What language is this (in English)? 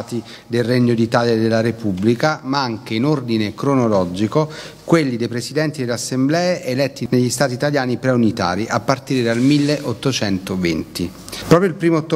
Italian